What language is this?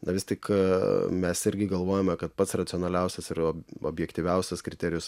Lithuanian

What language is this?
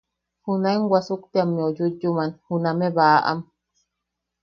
Yaqui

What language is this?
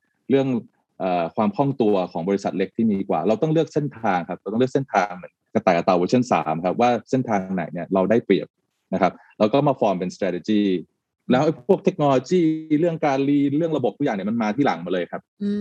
Thai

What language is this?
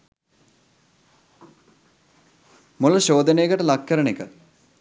Sinhala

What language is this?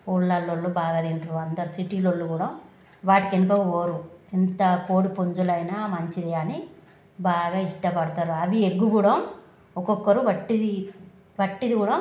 Telugu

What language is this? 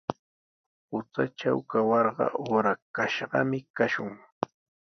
Sihuas Ancash Quechua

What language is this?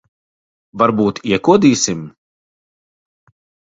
Latvian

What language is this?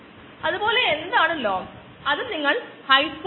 Malayalam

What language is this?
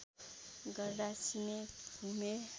Nepali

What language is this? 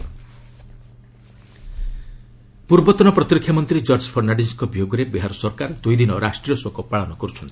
Odia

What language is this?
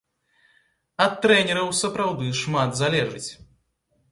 Belarusian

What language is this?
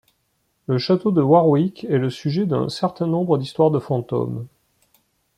French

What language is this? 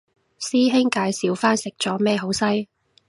Cantonese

